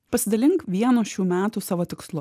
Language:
Lithuanian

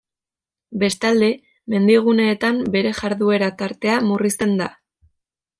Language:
Basque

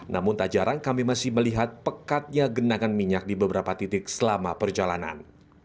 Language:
Indonesian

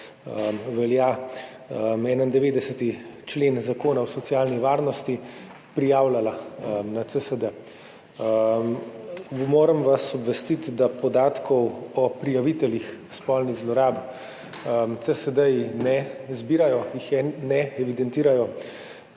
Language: Slovenian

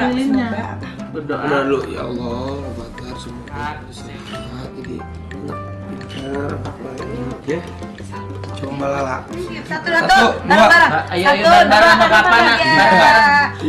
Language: Indonesian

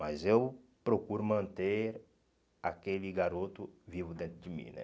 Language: Portuguese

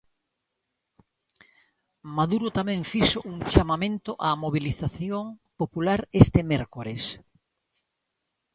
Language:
Galician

